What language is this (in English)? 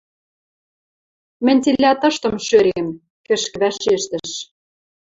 Western Mari